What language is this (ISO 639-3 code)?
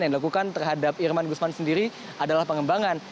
ind